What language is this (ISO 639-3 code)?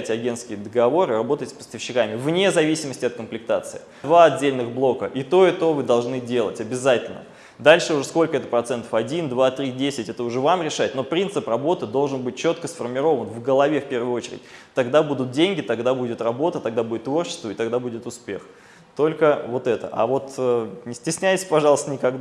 rus